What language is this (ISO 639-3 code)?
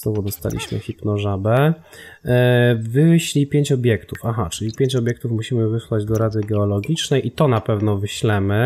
pol